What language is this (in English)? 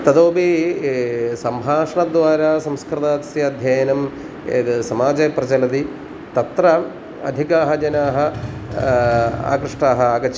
Sanskrit